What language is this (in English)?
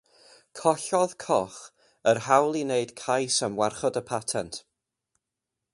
Welsh